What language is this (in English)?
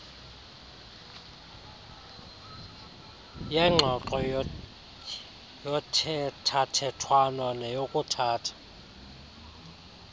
Xhosa